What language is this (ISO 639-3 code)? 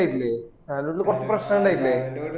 mal